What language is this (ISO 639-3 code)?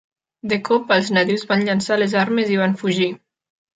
cat